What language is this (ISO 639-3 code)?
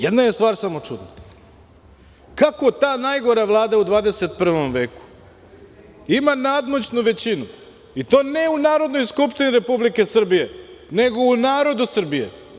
srp